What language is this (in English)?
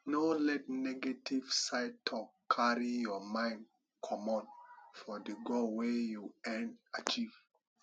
Nigerian Pidgin